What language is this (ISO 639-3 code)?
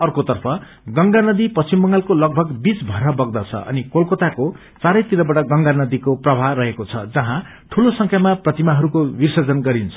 nep